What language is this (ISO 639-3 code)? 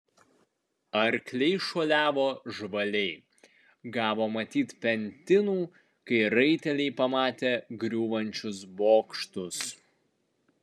lit